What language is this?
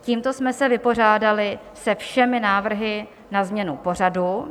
Czech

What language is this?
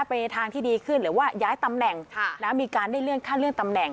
Thai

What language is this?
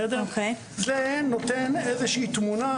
Hebrew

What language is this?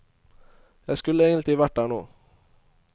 Norwegian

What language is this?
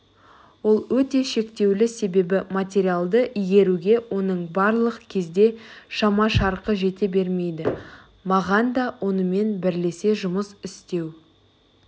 Kazakh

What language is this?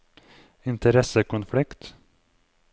Norwegian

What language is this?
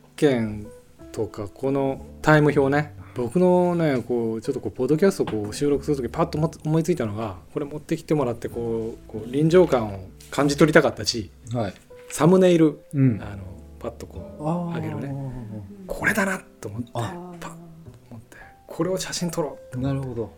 Japanese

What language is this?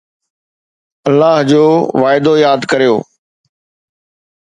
Sindhi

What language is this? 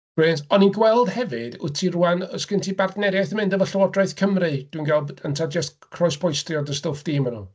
Welsh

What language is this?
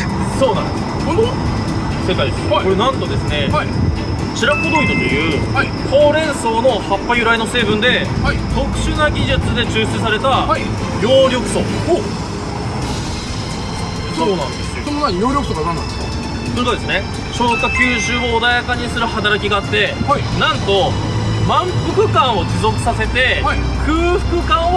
Japanese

